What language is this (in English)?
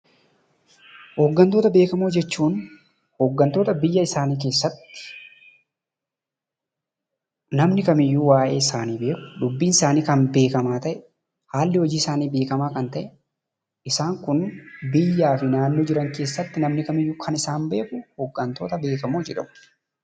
Oromo